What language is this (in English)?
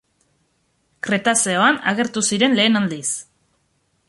Basque